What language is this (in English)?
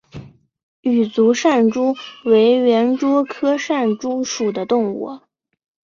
Chinese